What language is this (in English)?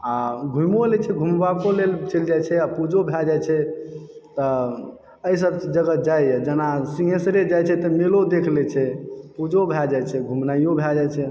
Maithili